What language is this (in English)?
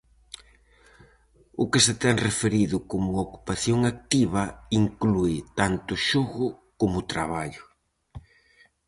Galician